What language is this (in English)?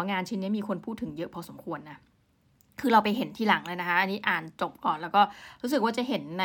Thai